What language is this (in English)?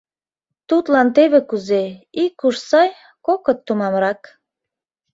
Mari